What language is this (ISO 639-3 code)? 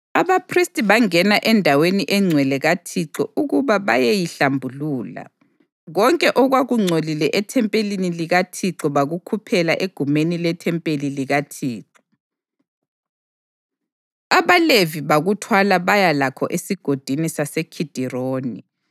nde